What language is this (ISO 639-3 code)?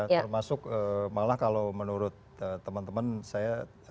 ind